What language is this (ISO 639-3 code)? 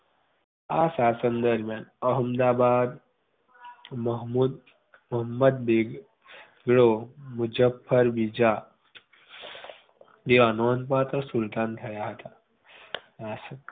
guj